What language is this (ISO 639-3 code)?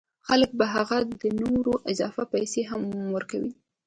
pus